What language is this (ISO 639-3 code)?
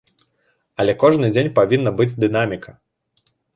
bel